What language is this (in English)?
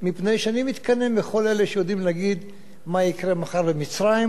Hebrew